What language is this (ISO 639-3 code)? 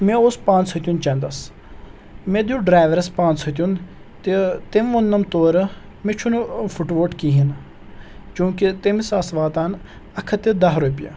kas